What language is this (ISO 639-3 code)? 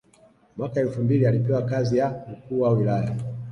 swa